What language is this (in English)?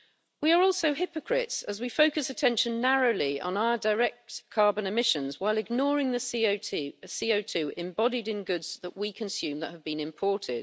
English